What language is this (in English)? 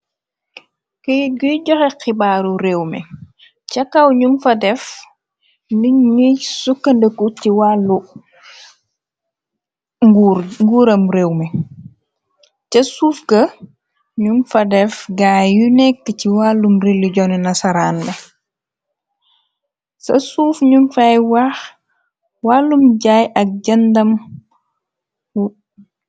Wolof